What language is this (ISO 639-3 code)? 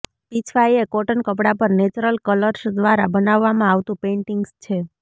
guj